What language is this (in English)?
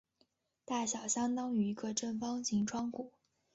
Chinese